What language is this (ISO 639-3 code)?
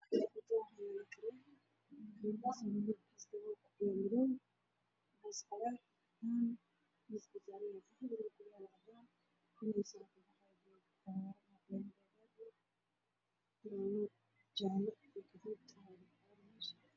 som